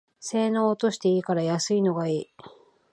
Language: Japanese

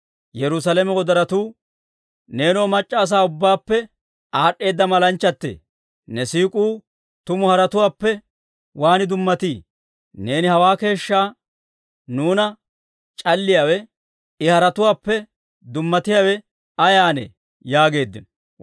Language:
Dawro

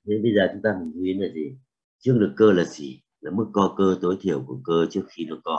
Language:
Vietnamese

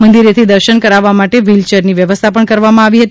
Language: Gujarati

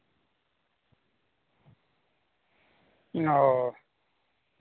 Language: Santali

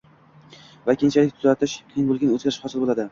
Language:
Uzbek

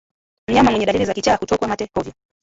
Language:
Swahili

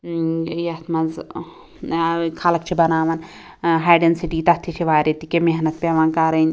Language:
Kashmiri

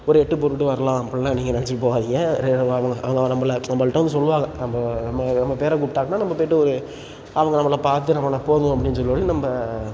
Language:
Tamil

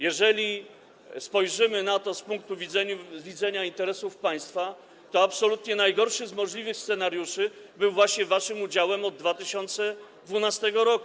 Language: Polish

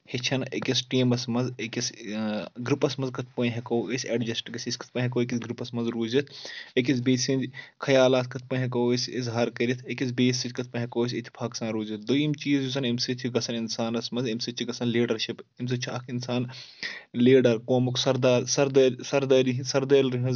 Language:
Kashmiri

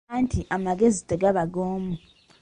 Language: Ganda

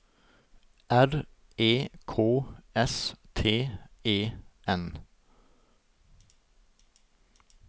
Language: Norwegian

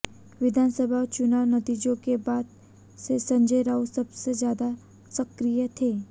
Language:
Hindi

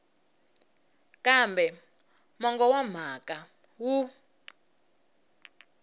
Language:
Tsonga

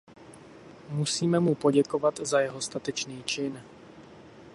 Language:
Czech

